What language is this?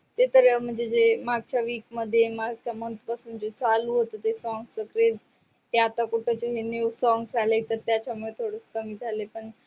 Marathi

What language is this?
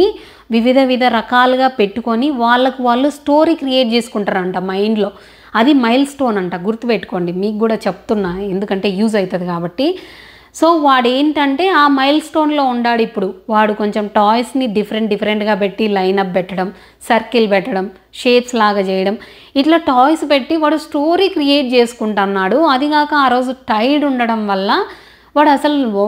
Telugu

